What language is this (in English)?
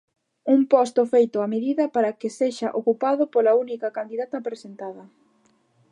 Galician